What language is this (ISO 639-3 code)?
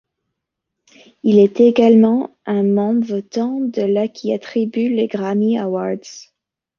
fra